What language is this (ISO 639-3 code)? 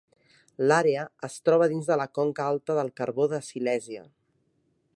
cat